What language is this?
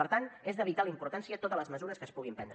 Catalan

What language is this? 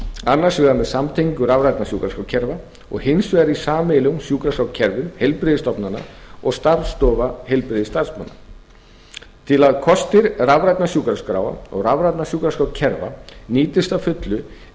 Icelandic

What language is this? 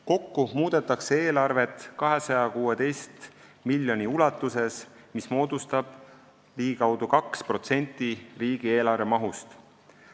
Estonian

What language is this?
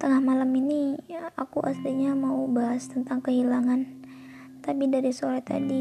Indonesian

